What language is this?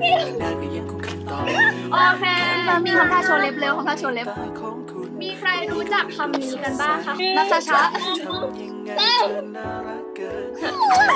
Thai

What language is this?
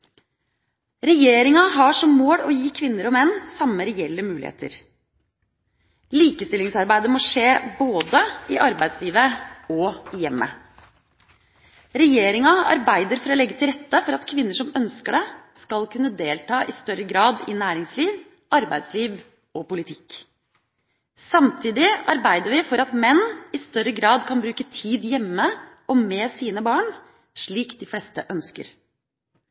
Norwegian Bokmål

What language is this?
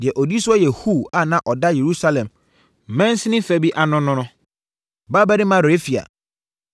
Akan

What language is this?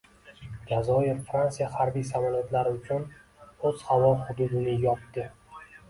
Uzbek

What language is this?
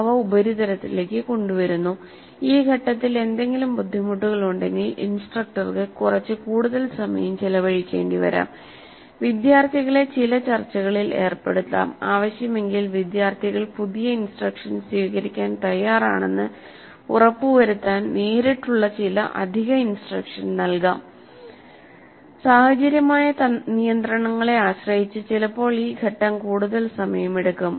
Malayalam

